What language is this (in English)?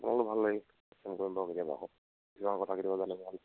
Assamese